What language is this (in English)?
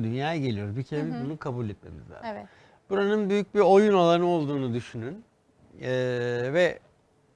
Turkish